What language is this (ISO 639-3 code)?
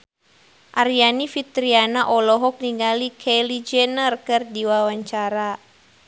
sun